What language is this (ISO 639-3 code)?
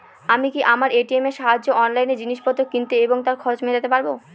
ben